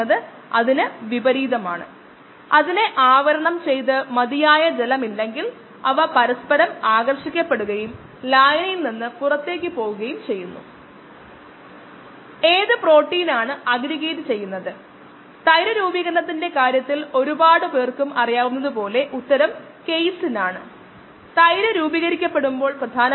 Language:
Malayalam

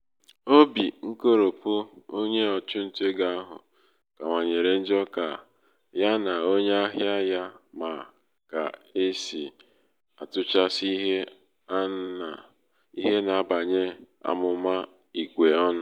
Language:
Igbo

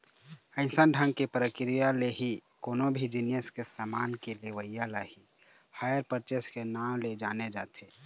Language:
Chhattisgarhi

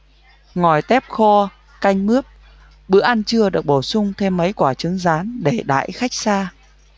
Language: Vietnamese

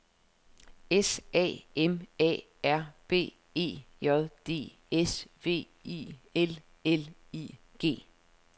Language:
Danish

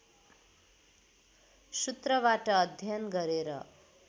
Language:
Nepali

